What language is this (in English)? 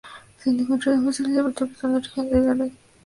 Spanish